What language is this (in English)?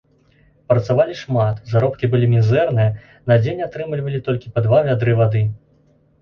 Belarusian